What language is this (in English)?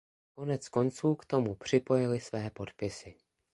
Czech